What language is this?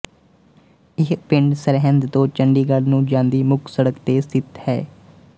Punjabi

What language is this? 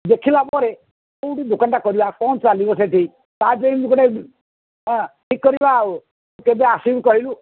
Odia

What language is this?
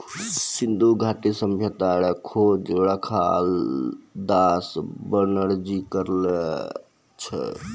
Maithili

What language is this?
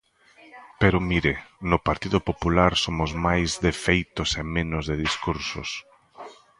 Galician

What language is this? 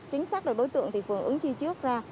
Vietnamese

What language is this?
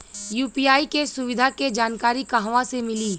Bhojpuri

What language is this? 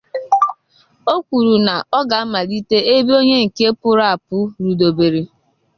Igbo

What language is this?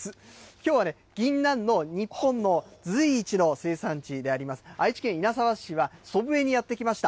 Japanese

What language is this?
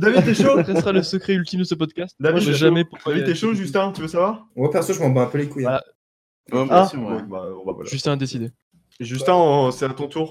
French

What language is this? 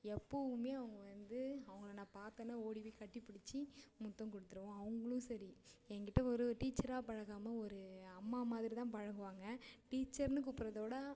Tamil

